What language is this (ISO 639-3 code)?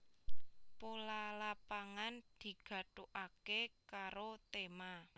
jav